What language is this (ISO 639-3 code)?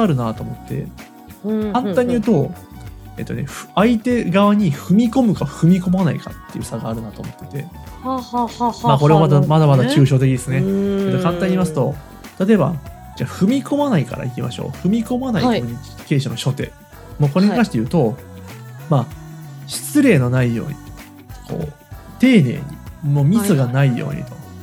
jpn